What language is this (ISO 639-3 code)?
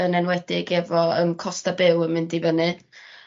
cym